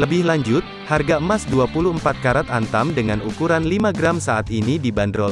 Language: Indonesian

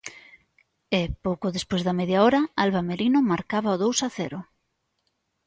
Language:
Galician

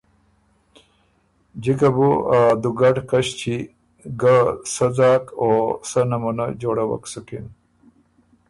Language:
Ormuri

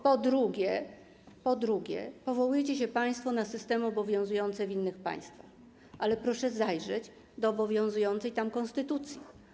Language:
Polish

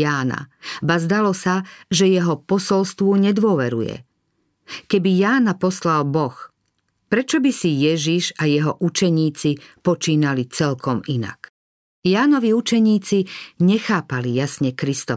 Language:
Slovak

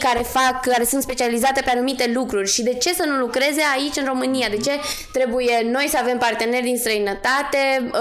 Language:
Romanian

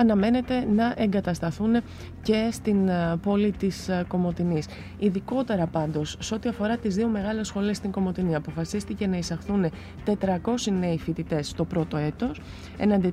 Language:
Greek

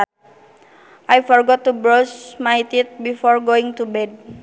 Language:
Sundanese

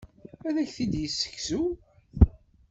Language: Kabyle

